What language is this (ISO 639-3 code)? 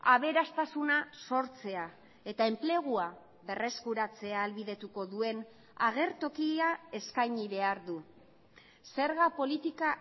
eus